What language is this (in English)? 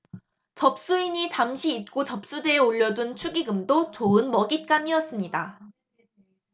Korean